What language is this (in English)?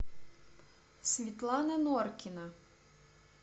Russian